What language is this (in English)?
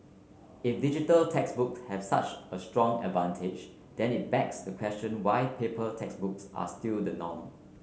English